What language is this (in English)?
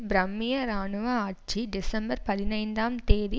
Tamil